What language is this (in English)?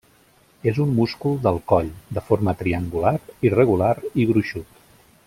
Catalan